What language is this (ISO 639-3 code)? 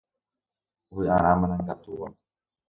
grn